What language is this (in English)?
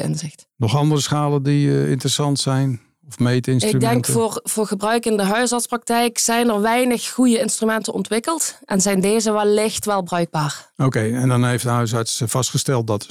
Dutch